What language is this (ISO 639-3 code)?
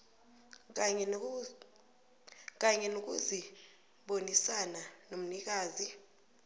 nbl